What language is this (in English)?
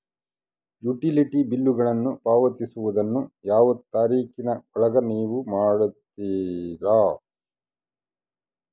Kannada